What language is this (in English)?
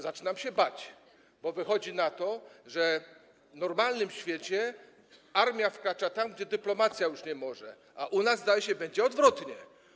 Polish